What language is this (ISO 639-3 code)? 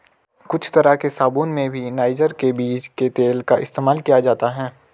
hin